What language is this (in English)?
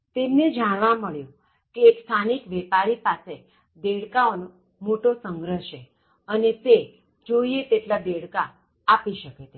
Gujarati